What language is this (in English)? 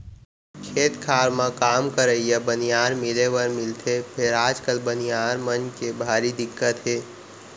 Chhattisgarhi